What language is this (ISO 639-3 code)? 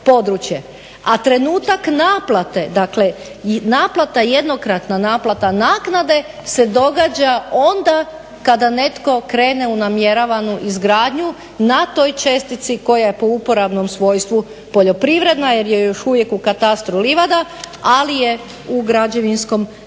hrv